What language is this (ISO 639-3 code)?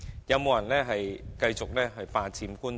yue